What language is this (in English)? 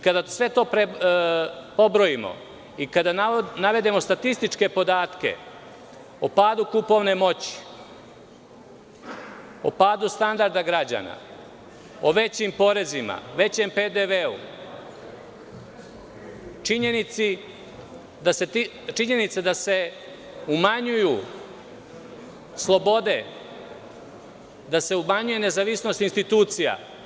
Serbian